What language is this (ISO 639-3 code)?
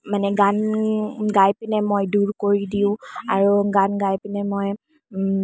asm